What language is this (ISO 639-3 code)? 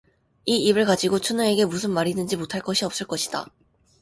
kor